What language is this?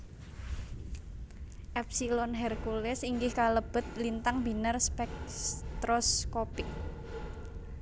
Javanese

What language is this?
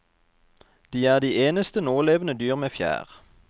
Norwegian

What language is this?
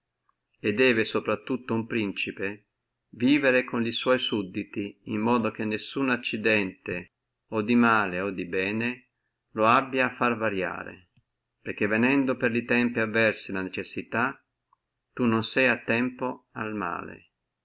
Italian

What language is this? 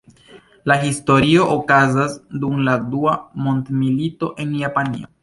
Esperanto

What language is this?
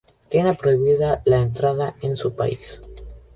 Spanish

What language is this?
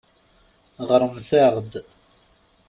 Kabyle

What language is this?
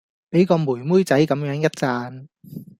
Cantonese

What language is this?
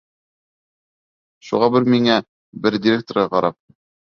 Bashkir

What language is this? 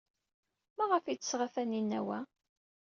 Kabyle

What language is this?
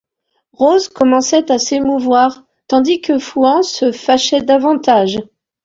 French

